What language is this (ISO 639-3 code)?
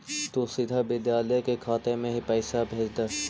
mag